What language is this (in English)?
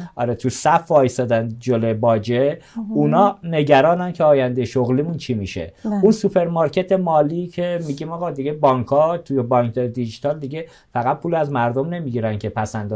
Persian